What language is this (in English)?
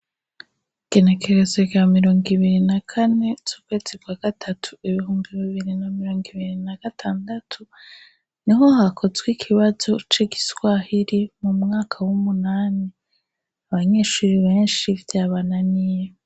Rundi